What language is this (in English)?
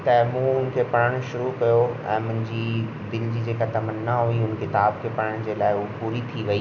Sindhi